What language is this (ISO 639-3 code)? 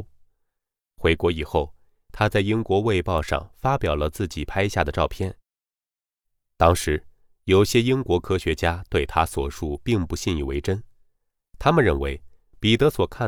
zho